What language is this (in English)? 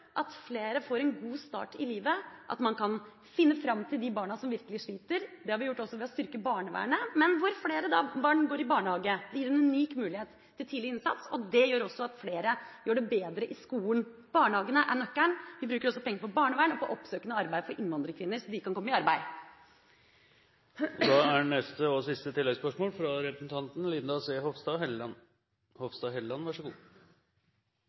Norwegian